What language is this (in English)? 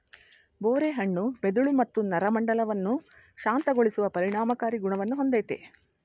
Kannada